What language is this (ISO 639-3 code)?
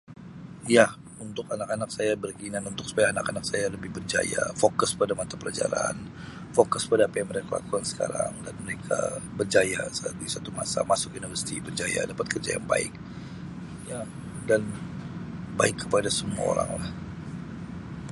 msi